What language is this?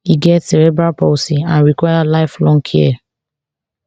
Nigerian Pidgin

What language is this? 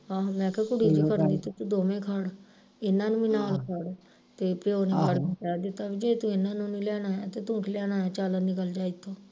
Punjabi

